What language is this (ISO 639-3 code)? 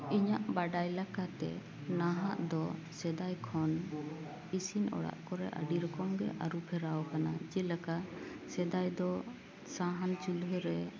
sat